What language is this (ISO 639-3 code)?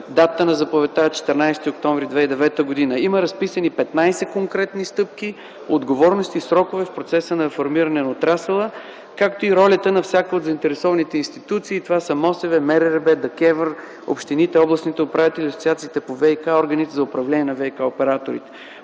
bul